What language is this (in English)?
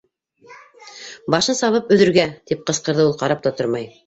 Bashkir